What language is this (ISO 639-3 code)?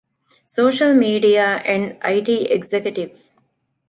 div